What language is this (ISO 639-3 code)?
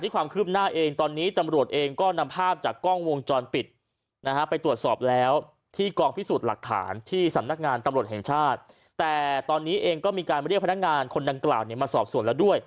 tha